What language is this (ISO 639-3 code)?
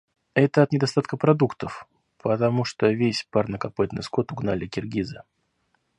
rus